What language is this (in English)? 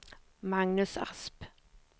Swedish